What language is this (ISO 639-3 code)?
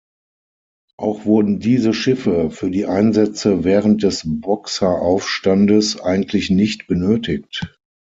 deu